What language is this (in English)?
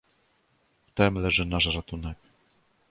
Polish